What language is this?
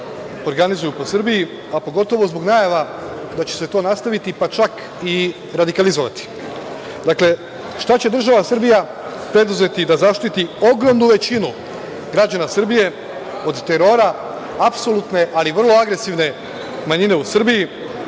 Serbian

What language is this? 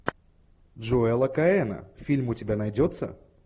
Russian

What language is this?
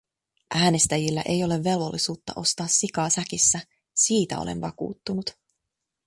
Finnish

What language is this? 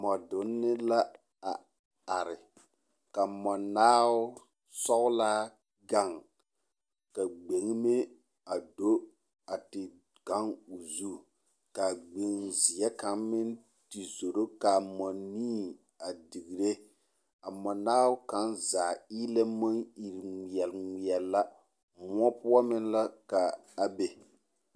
Southern Dagaare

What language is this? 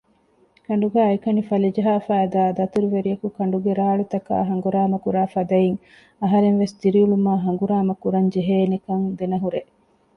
Divehi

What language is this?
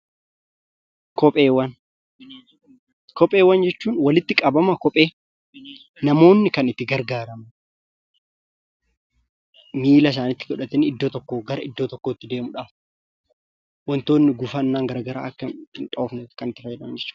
Oromo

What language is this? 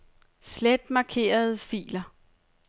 Danish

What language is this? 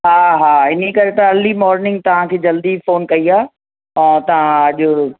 Sindhi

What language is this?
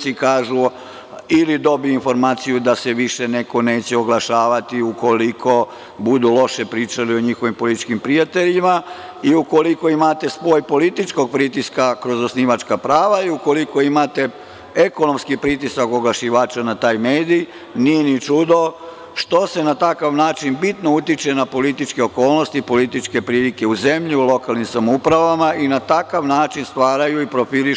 Serbian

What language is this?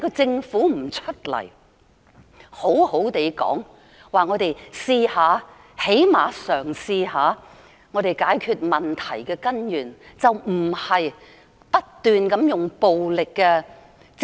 Cantonese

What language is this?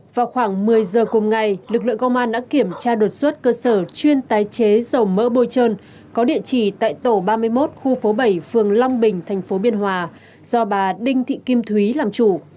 Vietnamese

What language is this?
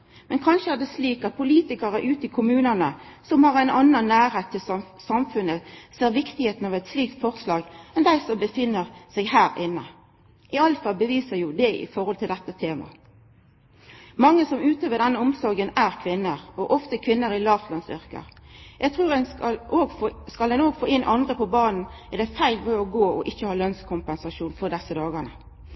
Norwegian Nynorsk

